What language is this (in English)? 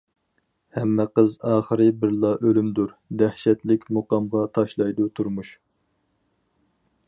Uyghur